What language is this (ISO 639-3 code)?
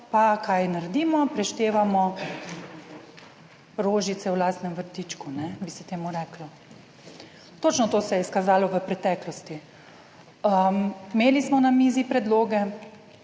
slv